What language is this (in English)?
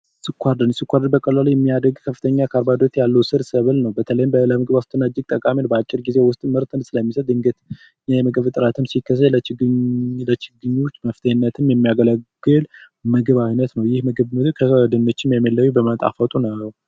Amharic